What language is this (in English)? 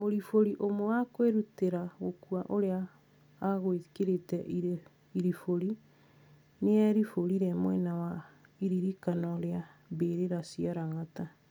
Kikuyu